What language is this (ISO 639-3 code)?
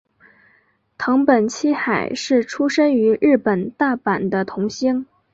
zho